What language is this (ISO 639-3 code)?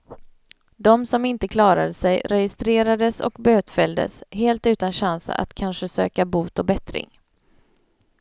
swe